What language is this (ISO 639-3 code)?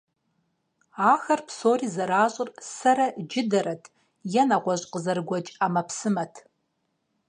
kbd